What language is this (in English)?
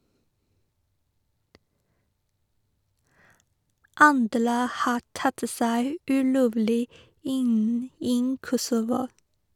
Norwegian